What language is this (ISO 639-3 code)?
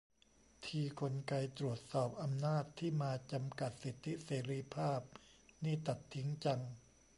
tha